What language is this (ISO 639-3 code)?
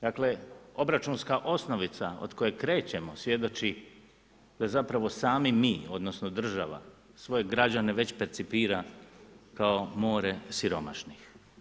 hrv